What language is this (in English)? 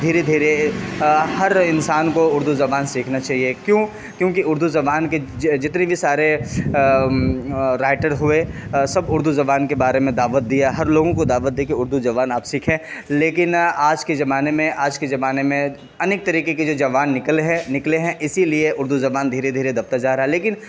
Urdu